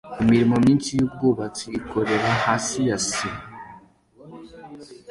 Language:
Kinyarwanda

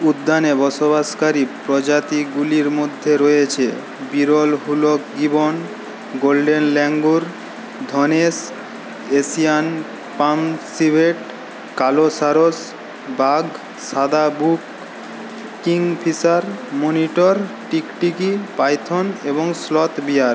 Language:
Bangla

